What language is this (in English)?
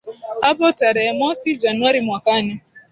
Swahili